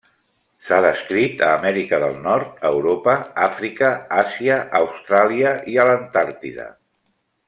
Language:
Catalan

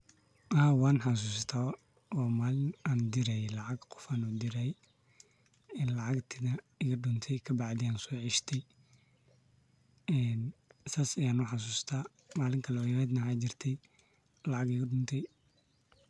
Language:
Somali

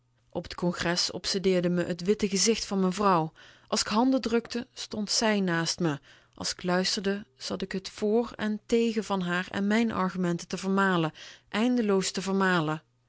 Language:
Dutch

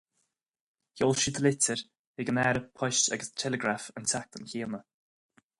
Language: Irish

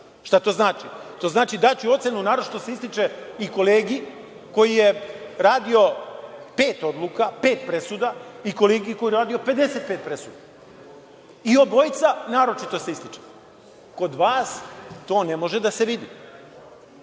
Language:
Serbian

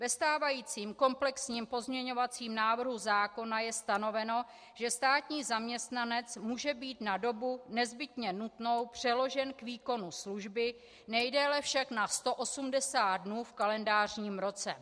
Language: Czech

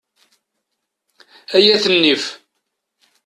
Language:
Kabyle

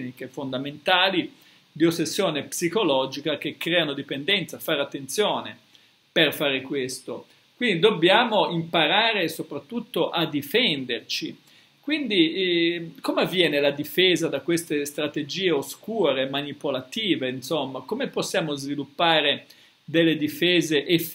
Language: Italian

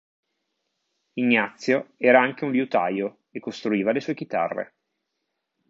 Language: Italian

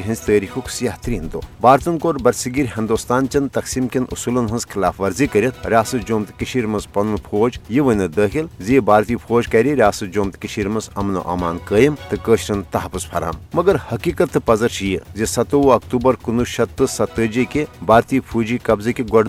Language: Urdu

